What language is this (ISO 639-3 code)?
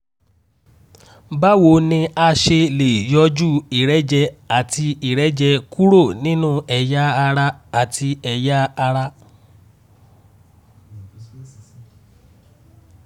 yor